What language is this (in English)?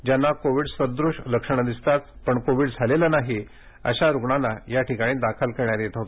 Marathi